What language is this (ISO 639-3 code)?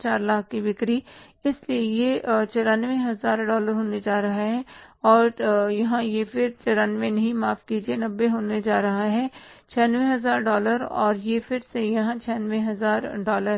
hin